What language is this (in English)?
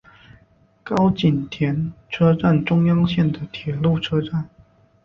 Chinese